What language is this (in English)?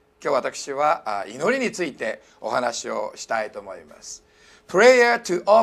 Japanese